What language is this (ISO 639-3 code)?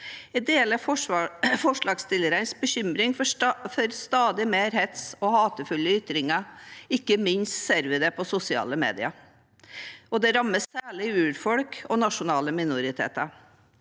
nor